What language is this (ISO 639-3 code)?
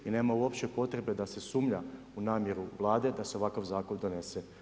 hrv